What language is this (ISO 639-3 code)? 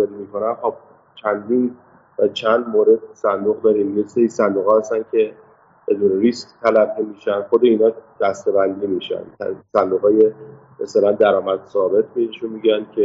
fas